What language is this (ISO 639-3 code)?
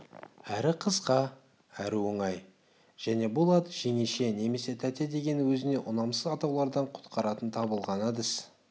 kaz